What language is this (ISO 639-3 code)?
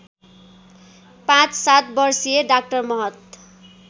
nep